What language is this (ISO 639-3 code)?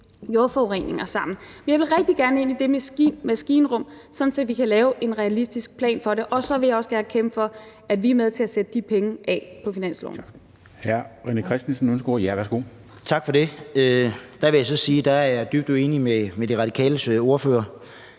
dan